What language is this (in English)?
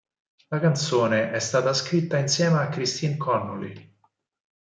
Italian